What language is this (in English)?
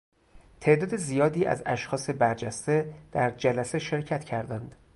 Persian